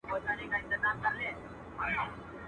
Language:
Pashto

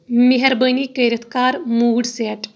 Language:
Kashmiri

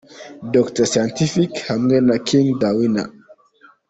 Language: Kinyarwanda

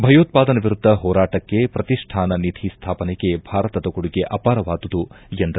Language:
Kannada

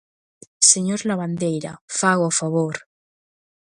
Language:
Galician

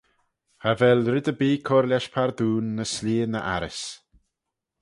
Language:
Manx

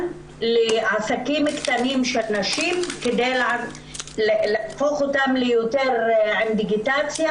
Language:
Hebrew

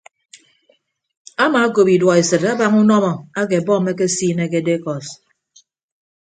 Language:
Ibibio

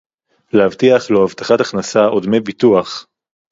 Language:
Hebrew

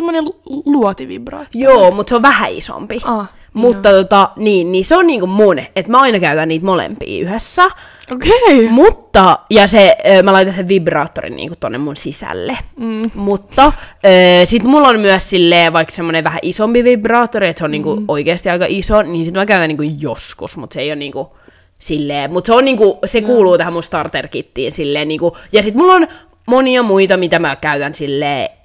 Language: Finnish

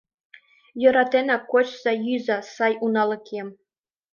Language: Mari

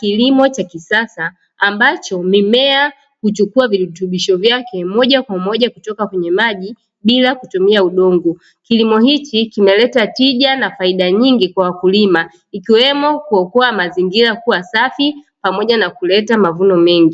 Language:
Swahili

